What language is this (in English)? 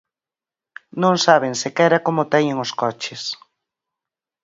Galician